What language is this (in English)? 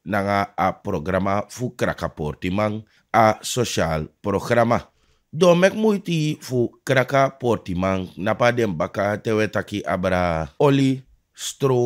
Italian